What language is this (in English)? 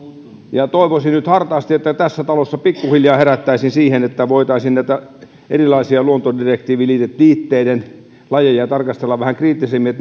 Finnish